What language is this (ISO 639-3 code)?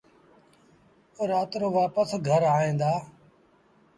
sbn